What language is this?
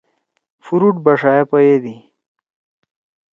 Torwali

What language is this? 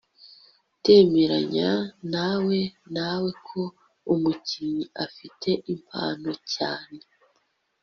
Kinyarwanda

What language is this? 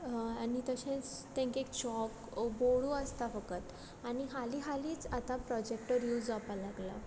Konkani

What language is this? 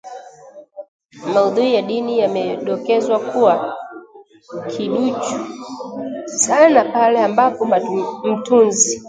Swahili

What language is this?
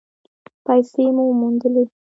Pashto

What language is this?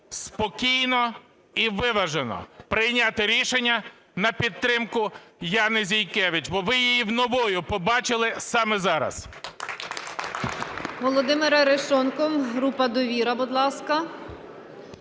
Ukrainian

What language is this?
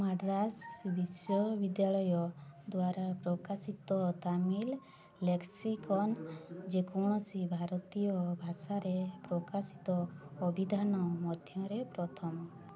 Odia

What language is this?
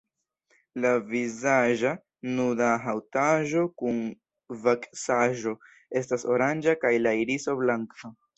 Esperanto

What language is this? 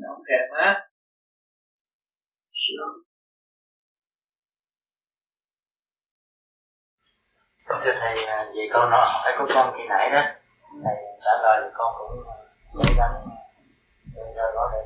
Vietnamese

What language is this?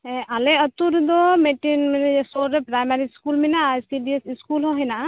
Santali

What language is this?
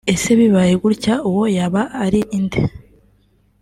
Kinyarwanda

